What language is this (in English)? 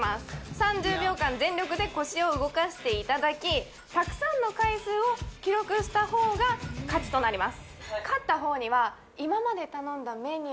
Japanese